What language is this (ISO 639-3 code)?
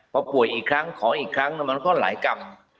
tha